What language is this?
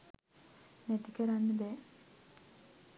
Sinhala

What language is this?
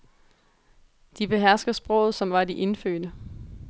Danish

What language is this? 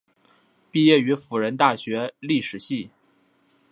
Chinese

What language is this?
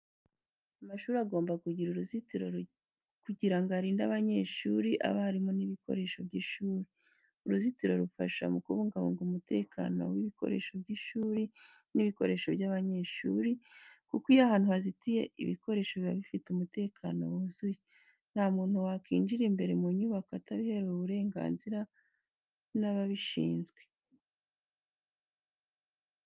Kinyarwanda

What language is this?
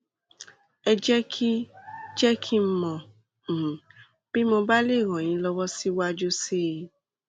Yoruba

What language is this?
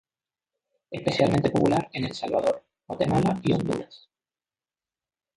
Spanish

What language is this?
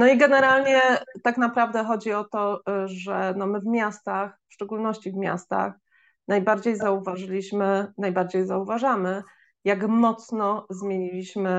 Polish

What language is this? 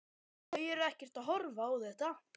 Icelandic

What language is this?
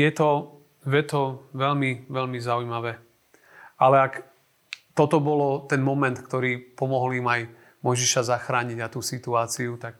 Slovak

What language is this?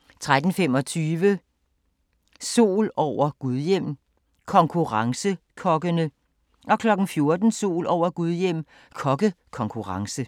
Danish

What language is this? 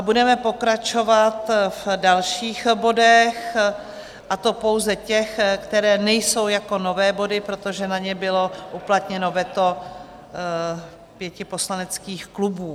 Czech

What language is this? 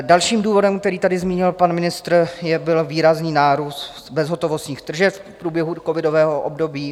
Czech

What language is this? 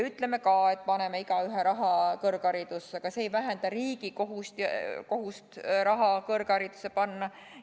Estonian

